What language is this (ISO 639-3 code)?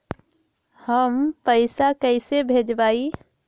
mag